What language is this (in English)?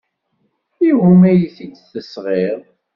Kabyle